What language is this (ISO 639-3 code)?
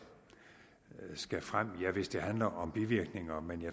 dan